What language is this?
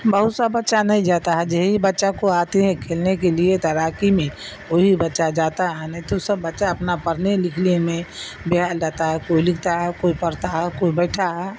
Urdu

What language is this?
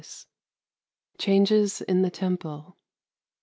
English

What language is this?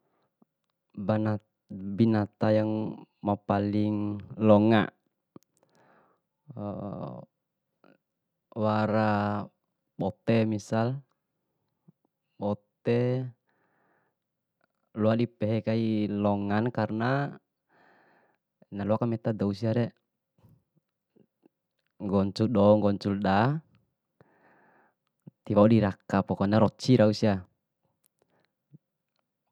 Bima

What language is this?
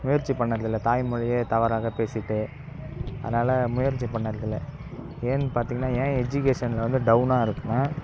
Tamil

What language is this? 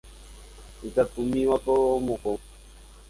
Guarani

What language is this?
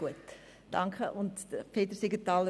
Swiss German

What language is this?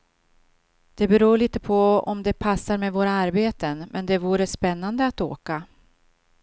Swedish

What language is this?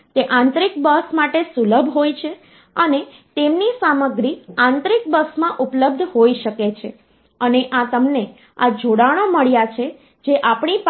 Gujarati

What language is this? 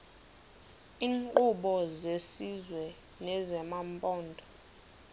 Xhosa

